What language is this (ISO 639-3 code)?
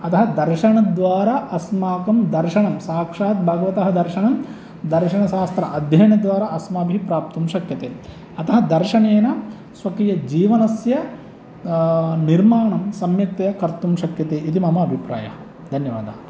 san